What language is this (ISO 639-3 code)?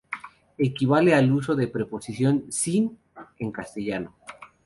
spa